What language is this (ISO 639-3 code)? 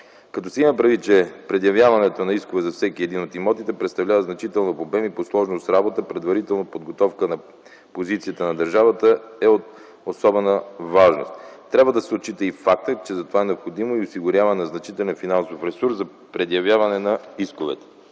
bul